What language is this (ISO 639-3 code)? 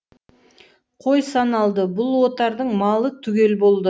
kaz